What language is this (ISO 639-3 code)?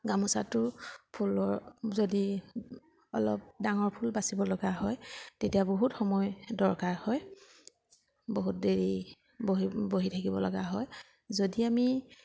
asm